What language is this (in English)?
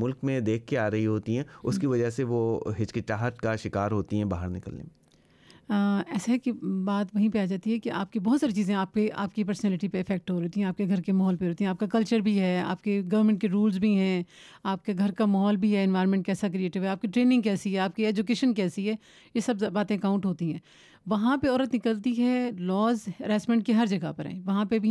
Urdu